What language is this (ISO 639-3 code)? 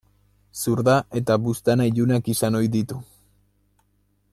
eus